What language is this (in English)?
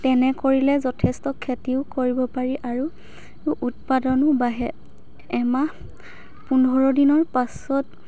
Assamese